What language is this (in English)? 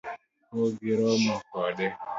Luo (Kenya and Tanzania)